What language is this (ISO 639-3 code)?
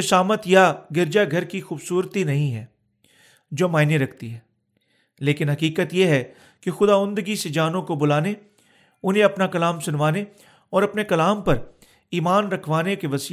urd